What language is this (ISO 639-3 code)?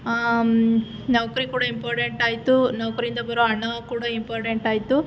kan